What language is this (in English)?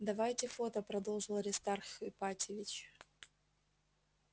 Russian